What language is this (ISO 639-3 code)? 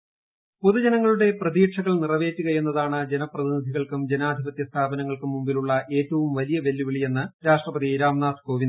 mal